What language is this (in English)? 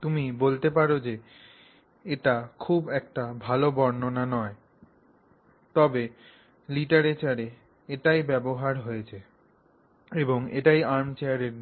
Bangla